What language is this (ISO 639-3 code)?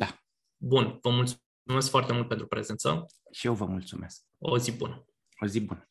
ron